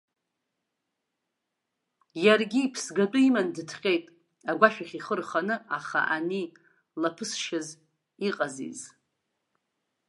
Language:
Abkhazian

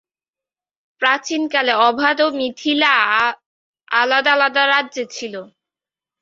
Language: Bangla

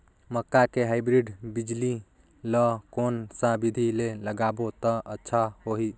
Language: Chhattisgarhi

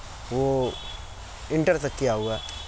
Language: Urdu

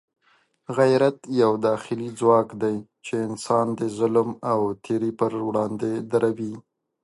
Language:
Pashto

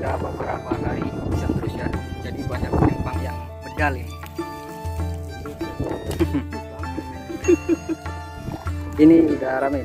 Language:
Indonesian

